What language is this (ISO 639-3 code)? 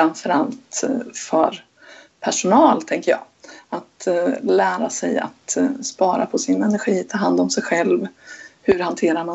swe